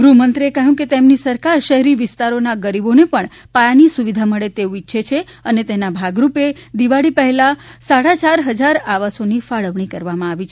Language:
Gujarati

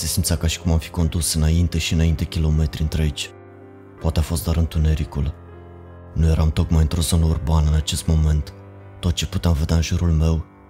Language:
Romanian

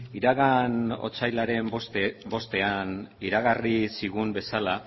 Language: Basque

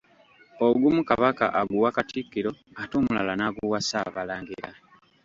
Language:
Ganda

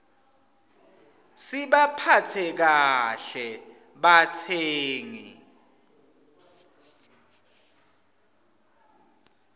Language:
Swati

